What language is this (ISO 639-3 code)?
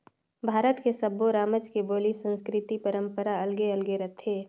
hne